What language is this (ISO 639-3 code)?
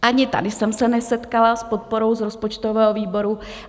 ces